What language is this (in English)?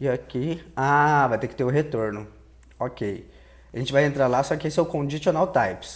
Portuguese